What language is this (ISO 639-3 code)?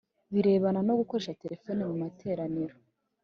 kin